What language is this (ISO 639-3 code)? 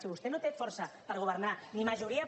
cat